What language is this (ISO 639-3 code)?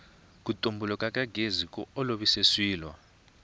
tso